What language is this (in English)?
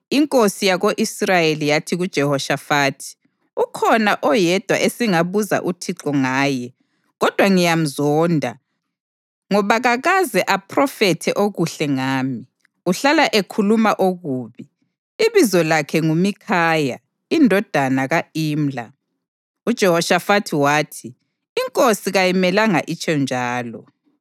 North Ndebele